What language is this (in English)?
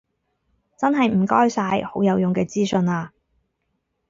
Cantonese